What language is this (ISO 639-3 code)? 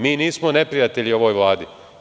srp